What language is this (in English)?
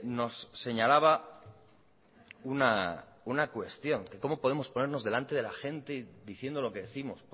Spanish